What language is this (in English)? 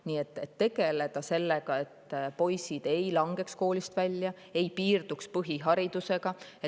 Estonian